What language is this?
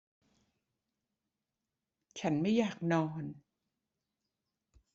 Thai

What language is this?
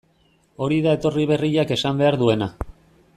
Basque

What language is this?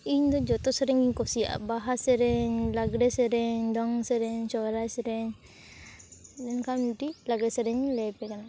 Santali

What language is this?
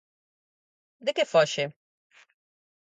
Galician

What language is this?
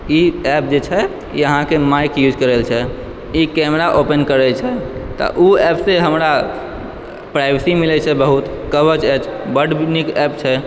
Maithili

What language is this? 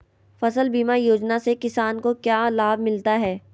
Magahi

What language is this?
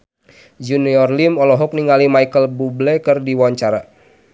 Sundanese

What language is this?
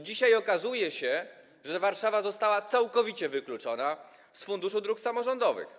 Polish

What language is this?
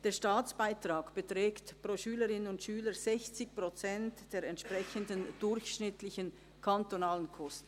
Swiss German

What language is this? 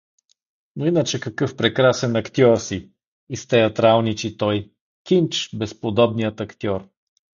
Bulgarian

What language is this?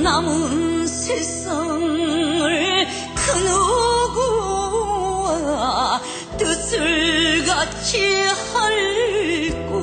Korean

